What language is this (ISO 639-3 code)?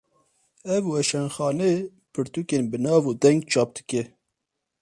kur